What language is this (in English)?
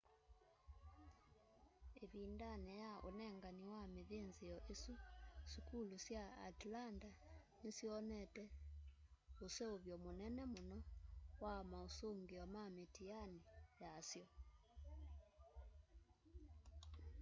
Kamba